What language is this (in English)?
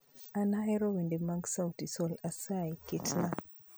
Luo (Kenya and Tanzania)